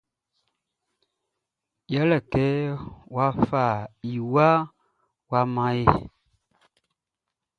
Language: Baoulé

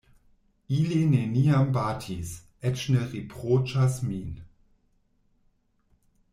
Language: Esperanto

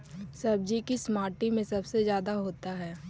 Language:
Magahi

